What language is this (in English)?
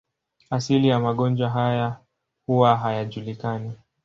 Swahili